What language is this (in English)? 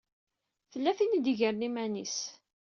Kabyle